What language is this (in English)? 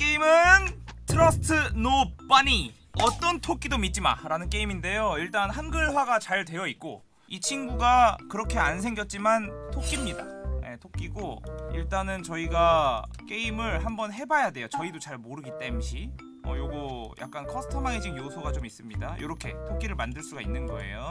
Korean